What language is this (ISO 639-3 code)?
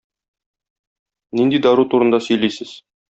tat